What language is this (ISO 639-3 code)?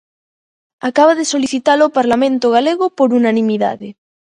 glg